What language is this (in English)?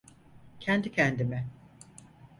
Turkish